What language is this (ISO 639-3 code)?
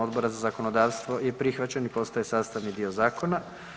hrv